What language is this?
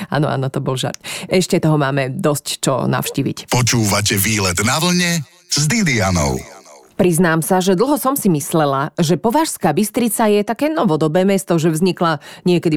Slovak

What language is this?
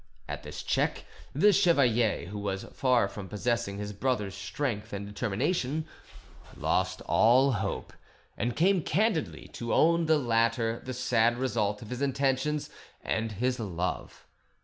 English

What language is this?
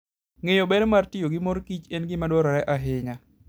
Luo (Kenya and Tanzania)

